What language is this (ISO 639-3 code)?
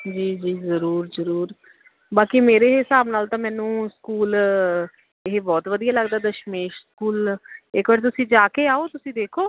pan